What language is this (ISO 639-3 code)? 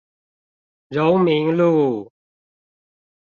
zho